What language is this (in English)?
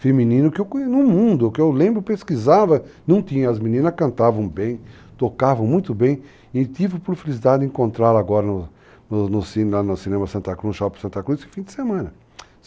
Portuguese